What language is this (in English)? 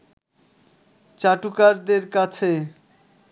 Bangla